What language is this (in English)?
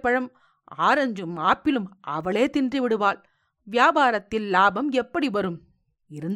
Tamil